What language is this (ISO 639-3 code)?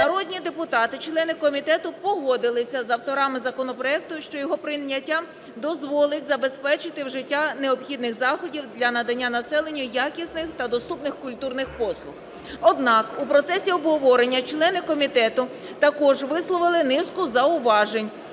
ukr